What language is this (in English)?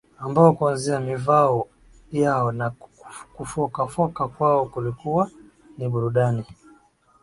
Swahili